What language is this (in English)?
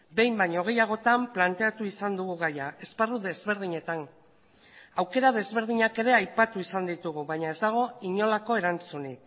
Basque